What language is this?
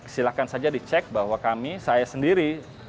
Indonesian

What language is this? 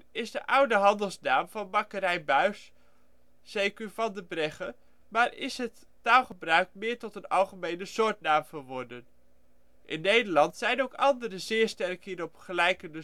Dutch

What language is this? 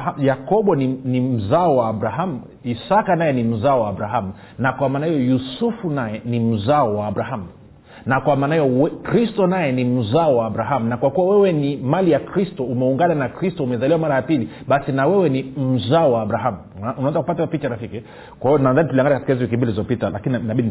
Swahili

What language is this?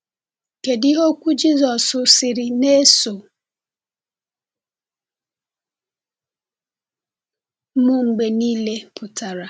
Igbo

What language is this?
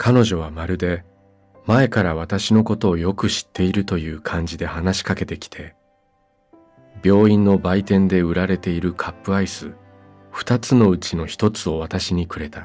Japanese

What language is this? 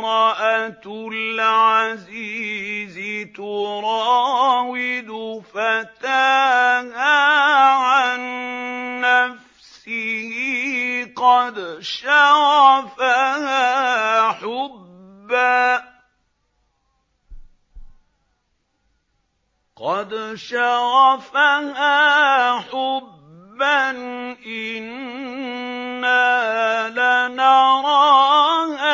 Arabic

